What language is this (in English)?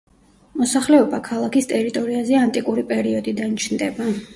Georgian